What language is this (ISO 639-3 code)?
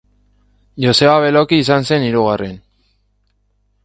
eus